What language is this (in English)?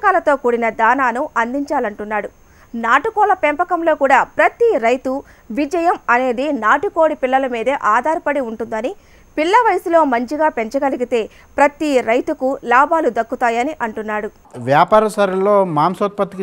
Telugu